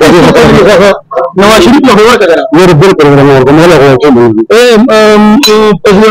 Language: Arabic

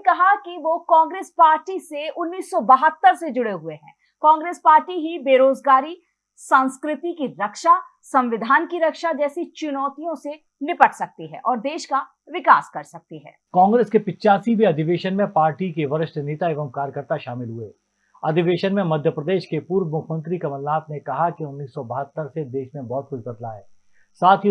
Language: Hindi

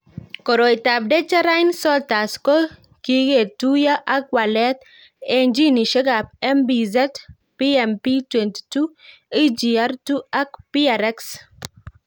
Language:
Kalenjin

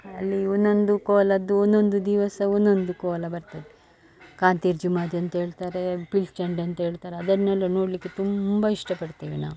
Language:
Kannada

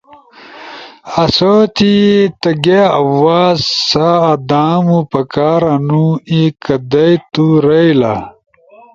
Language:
Ushojo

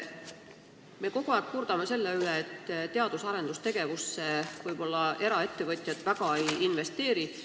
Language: Estonian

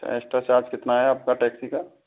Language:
Hindi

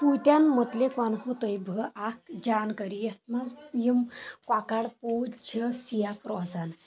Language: Kashmiri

